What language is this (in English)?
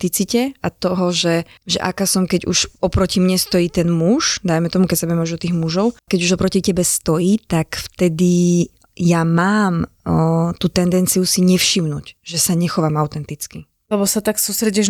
Slovak